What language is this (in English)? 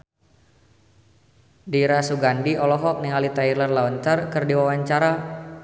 Sundanese